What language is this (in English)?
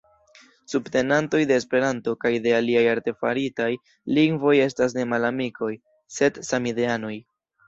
Esperanto